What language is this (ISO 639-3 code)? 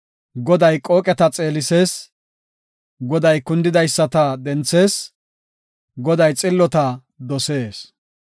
gof